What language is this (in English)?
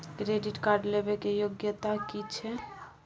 Maithili